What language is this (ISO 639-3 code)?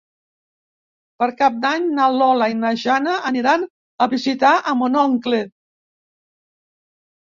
cat